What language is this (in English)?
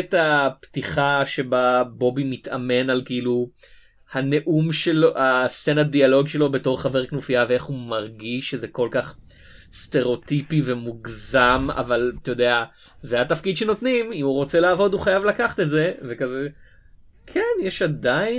Hebrew